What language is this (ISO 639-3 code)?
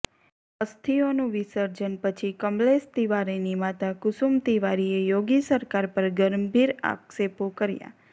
guj